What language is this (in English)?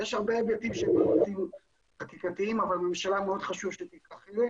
Hebrew